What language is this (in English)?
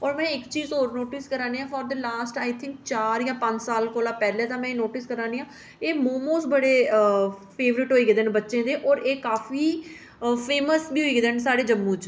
Dogri